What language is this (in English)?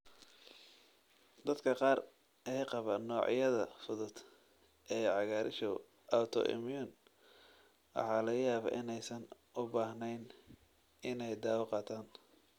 Somali